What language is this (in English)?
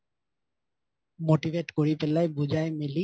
Assamese